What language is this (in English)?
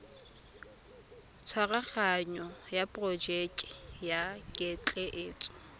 Tswana